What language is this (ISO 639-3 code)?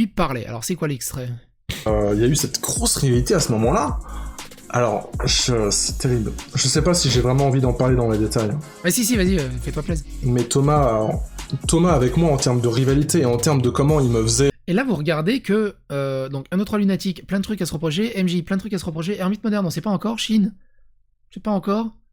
fra